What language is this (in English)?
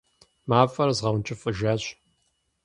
Kabardian